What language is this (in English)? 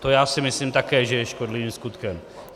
Czech